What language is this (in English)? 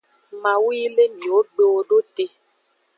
Aja (Benin)